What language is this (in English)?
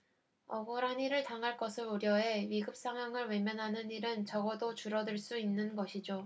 Korean